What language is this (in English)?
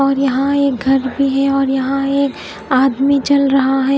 Hindi